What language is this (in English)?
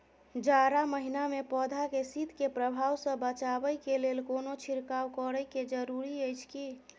Maithili